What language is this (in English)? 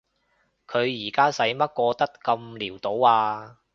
Cantonese